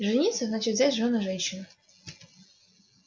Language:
Russian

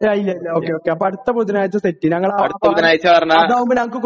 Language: Malayalam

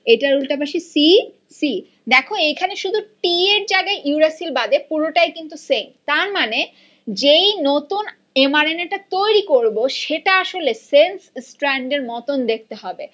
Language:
Bangla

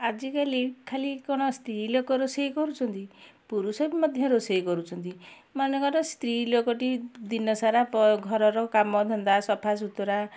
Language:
Odia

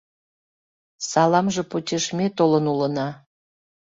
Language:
Mari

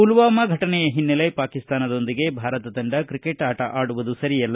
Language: Kannada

